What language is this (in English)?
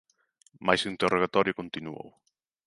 Galician